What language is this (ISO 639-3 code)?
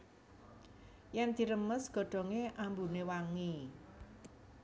jav